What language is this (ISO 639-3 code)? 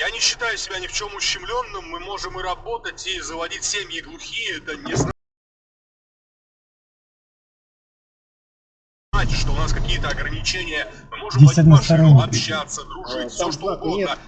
rus